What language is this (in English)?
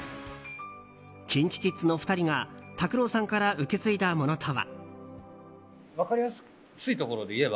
Japanese